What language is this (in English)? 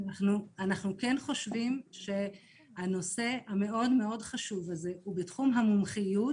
Hebrew